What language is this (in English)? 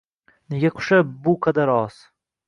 Uzbek